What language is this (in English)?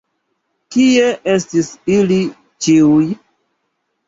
Esperanto